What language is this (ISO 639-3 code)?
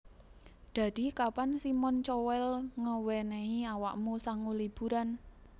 jav